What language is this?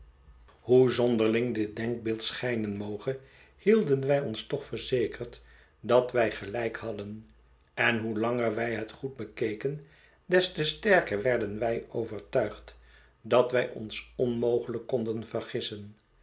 Dutch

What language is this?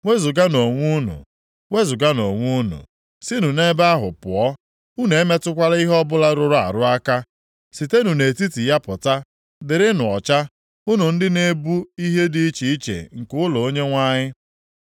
Igbo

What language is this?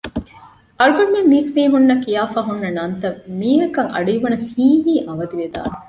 Divehi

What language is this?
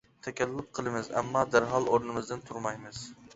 Uyghur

